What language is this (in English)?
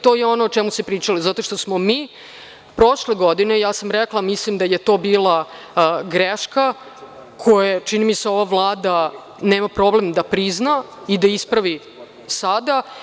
Serbian